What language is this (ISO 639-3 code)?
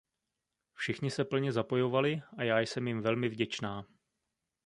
ces